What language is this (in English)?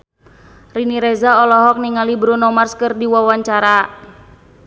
Sundanese